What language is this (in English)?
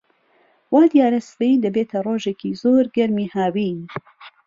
Central Kurdish